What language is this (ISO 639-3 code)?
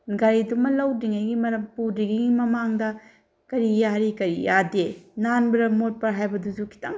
mni